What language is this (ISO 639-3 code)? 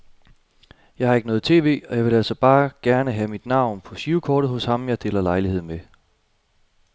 dan